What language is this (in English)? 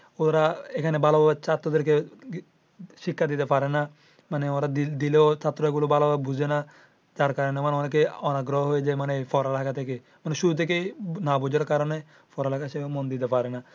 Bangla